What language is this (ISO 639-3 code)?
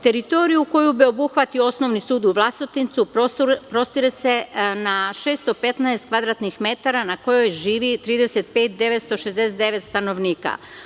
srp